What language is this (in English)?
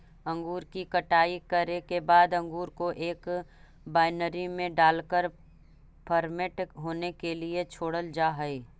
Magahi